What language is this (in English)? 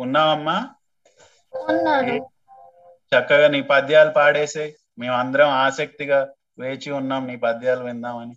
Telugu